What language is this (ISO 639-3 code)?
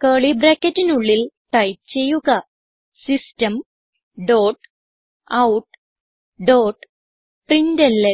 mal